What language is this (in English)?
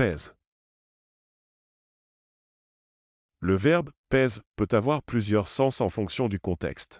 French